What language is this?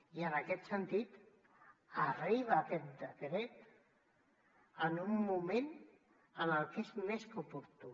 Catalan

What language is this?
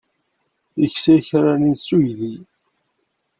Kabyle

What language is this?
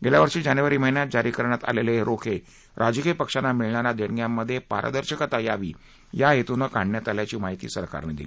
Marathi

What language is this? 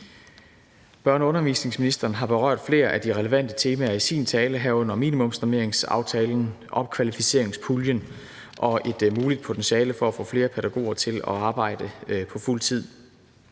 Danish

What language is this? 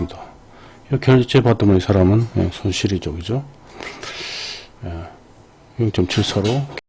Korean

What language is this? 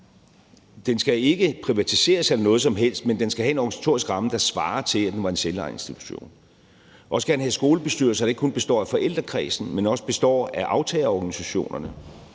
Danish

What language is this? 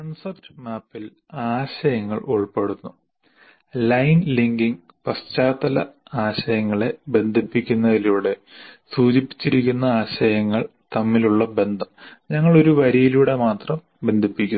Malayalam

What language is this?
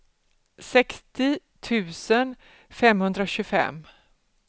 Swedish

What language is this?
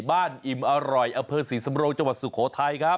Thai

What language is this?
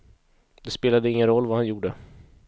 Swedish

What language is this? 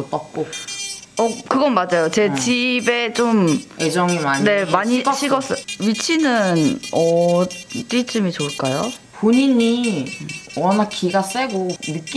Korean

